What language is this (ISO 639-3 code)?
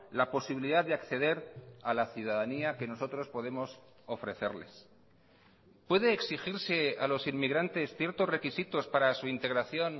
spa